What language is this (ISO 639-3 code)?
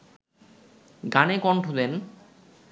ben